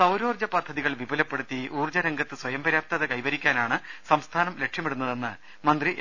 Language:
Malayalam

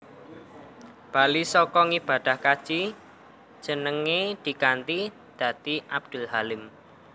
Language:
Javanese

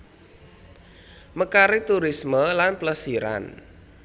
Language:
Javanese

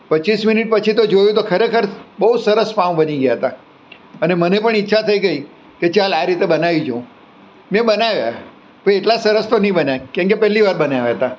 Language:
Gujarati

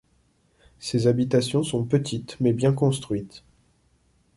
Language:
French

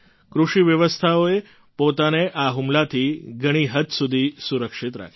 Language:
Gujarati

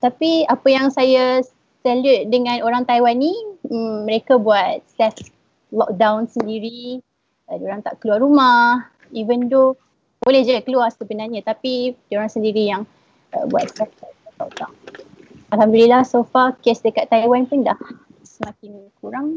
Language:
Malay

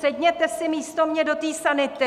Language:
Czech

